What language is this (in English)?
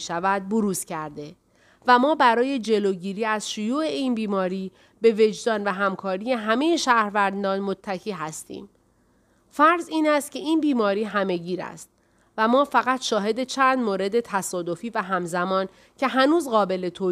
Persian